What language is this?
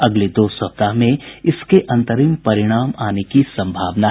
Hindi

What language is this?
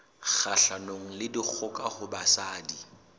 Southern Sotho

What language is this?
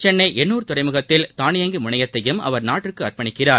Tamil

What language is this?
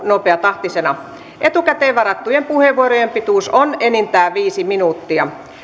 Finnish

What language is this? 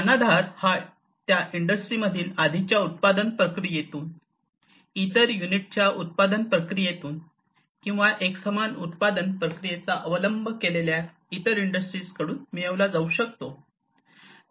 Marathi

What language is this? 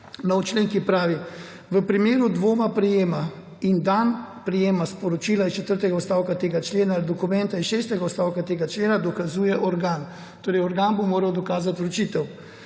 Slovenian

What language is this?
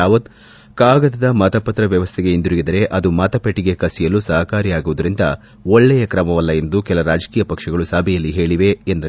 Kannada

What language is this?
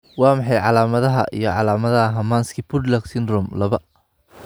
Somali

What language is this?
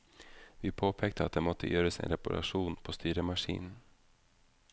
Norwegian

